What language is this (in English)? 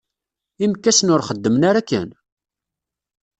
Kabyle